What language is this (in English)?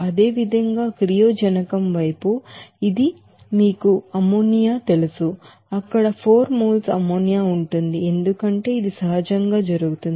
Telugu